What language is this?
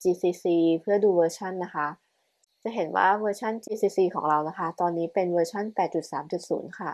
Thai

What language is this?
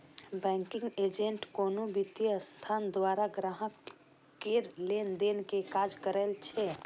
Maithili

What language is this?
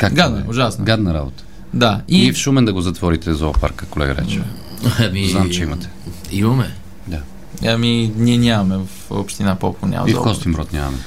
Bulgarian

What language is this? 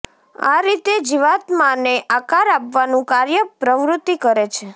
Gujarati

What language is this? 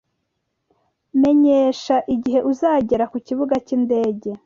Kinyarwanda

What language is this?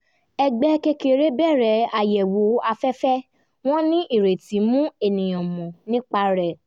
Yoruba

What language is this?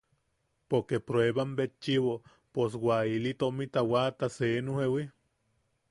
Yaqui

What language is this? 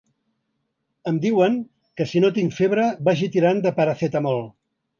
Catalan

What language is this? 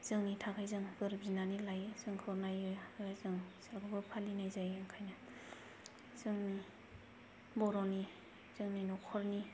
Bodo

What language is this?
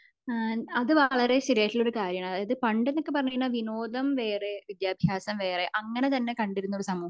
Malayalam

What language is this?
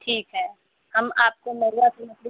Hindi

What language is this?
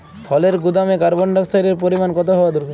Bangla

